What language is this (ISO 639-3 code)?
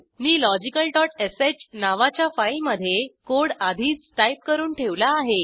mar